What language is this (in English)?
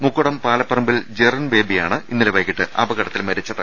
Malayalam